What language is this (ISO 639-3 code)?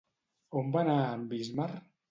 cat